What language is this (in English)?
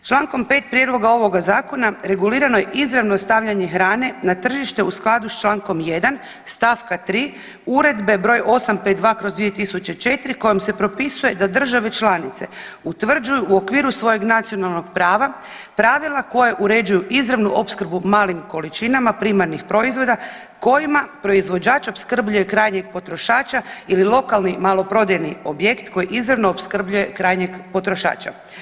Croatian